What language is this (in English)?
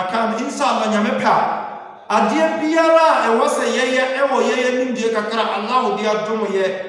Akan